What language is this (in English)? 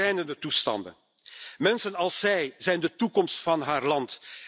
Dutch